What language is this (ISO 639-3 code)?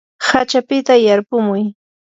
qur